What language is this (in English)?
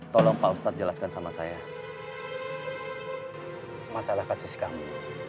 Indonesian